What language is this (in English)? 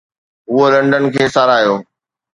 Sindhi